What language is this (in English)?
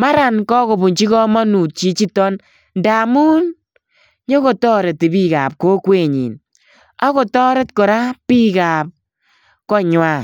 Kalenjin